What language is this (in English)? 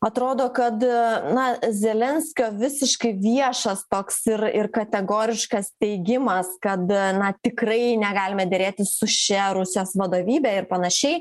Lithuanian